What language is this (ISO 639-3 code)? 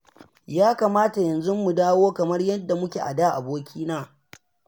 hau